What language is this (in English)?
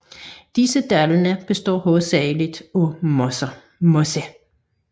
Danish